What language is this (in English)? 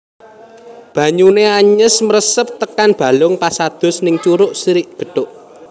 Javanese